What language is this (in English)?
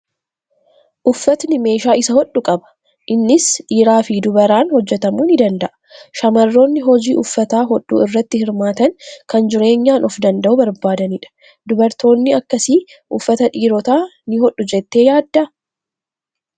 Oromo